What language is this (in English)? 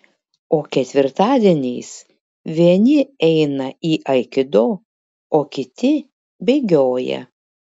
Lithuanian